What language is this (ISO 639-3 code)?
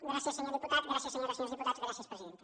cat